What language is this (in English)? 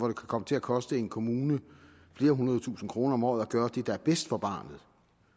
Danish